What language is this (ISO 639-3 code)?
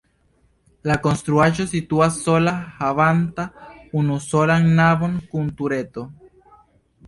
epo